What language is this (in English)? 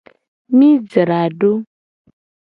Gen